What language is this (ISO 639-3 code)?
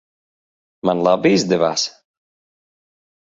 lav